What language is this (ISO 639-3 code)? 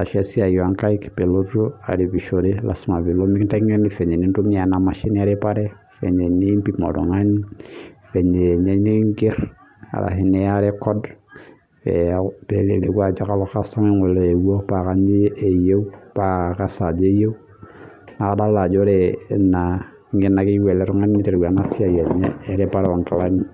mas